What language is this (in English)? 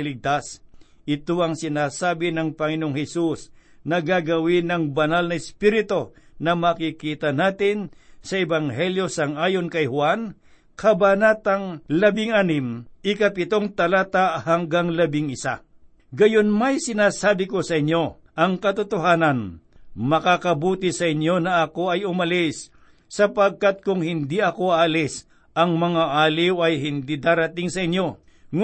Filipino